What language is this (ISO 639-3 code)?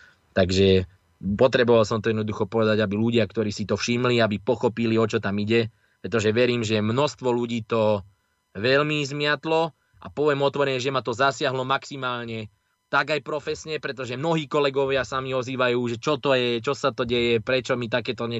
slk